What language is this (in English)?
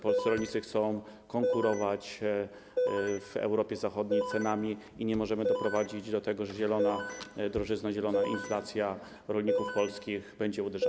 Polish